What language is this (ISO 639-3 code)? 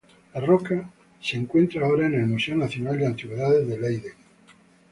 spa